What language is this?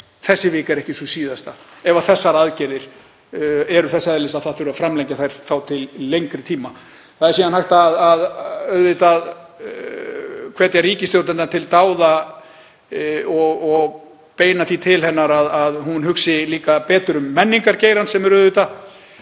Icelandic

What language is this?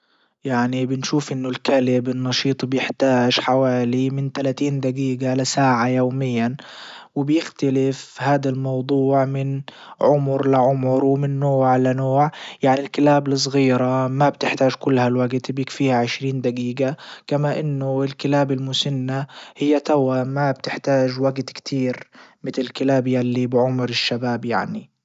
Libyan Arabic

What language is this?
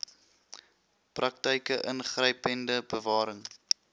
Afrikaans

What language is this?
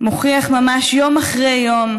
Hebrew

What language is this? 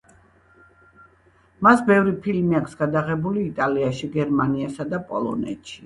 Georgian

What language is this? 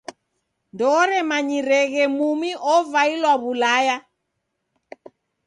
Taita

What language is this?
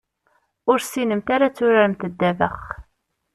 Kabyle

